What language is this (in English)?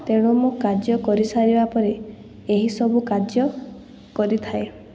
Odia